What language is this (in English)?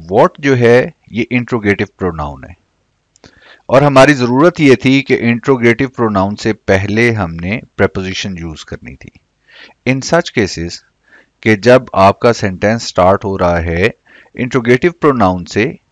Hindi